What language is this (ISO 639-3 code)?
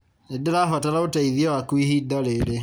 kik